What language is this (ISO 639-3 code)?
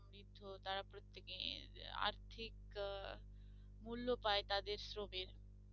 ben